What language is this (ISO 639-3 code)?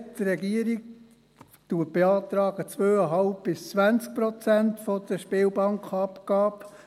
gsw